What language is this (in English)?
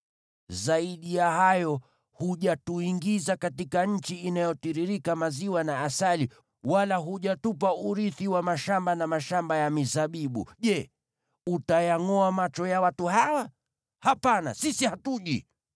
Swahili